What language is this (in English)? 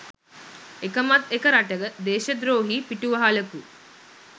Sinhala